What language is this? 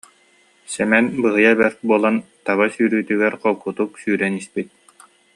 Yakut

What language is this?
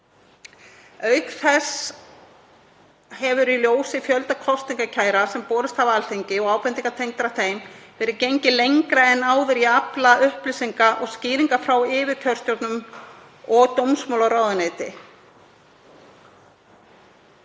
Icelandic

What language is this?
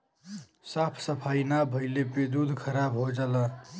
Bhojpuri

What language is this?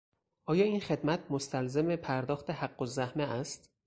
Persian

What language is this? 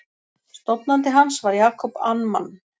Icelandic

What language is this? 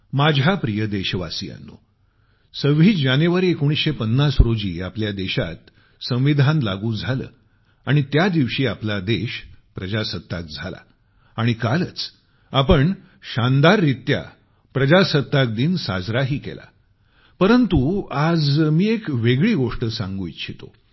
Marathi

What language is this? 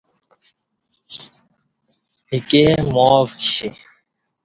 Kati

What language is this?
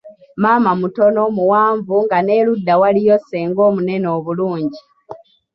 Ganda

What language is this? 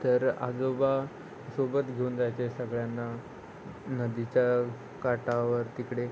Marathi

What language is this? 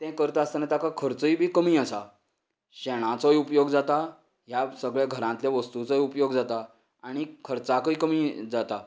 Konkani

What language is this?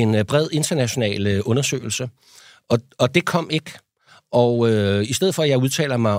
Danish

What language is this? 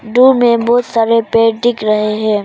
Hindi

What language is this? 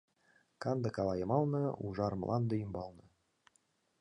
Mari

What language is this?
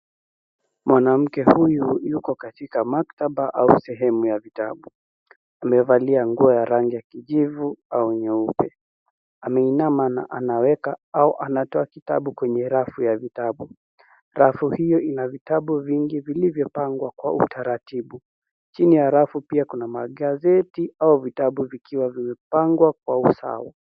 Swahili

